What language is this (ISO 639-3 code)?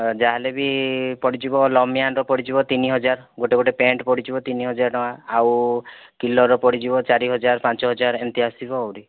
ori